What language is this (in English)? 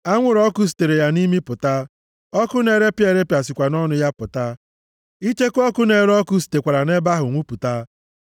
Igbo